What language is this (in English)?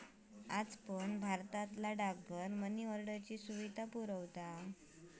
Marathi